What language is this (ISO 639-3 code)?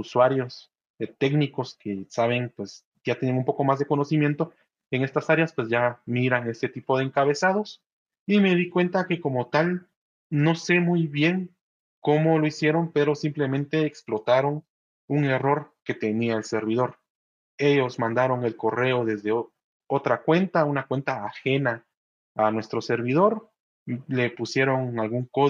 spa